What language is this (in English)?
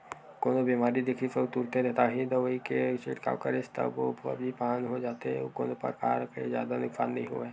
Chhattisgarhi